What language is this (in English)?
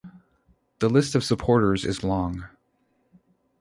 English